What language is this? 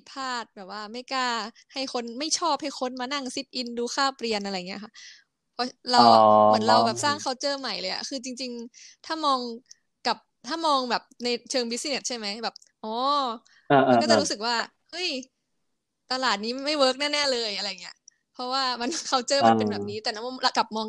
Thai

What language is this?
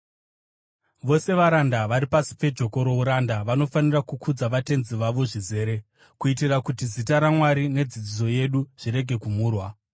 Shona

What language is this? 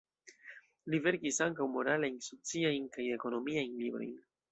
Esperanto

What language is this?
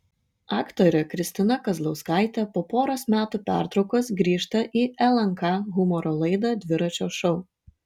Lithuanian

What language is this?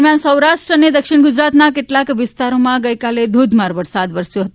Gujarati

